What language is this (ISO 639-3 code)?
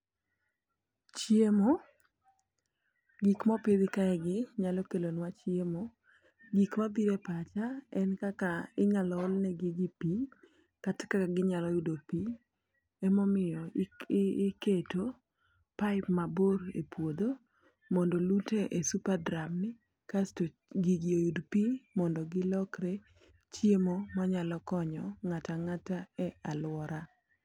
luo